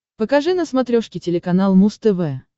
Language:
Russian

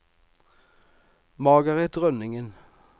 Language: Norwegian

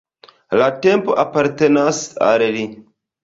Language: Esperanto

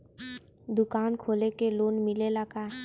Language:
Bhojpuri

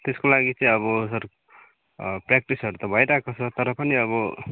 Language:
Nepali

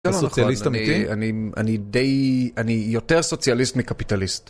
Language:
Hebrew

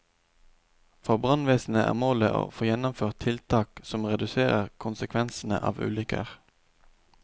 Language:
Norwegian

